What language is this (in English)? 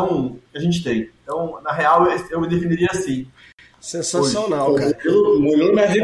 Portuguese